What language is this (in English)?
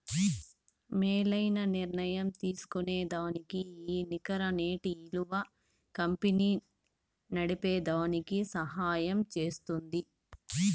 Telugu